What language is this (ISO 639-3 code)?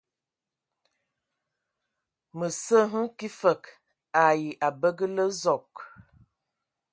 ewo